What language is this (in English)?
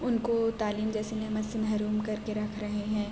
Urdu